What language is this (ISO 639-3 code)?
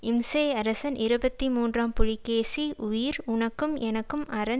tam